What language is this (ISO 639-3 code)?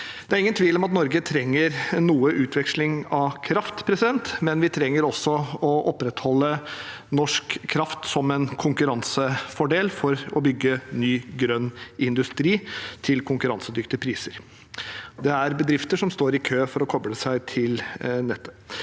nor